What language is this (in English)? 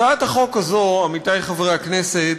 Hebrew